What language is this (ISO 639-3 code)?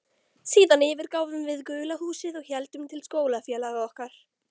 isl